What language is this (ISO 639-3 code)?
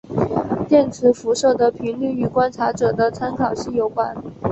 zho